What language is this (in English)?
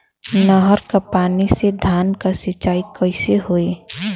Bhojpuri